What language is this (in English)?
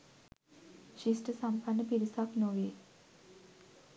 Sinhala